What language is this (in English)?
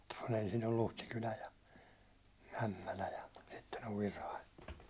Finnish